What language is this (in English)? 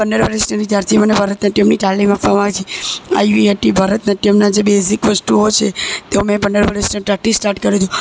Gujarati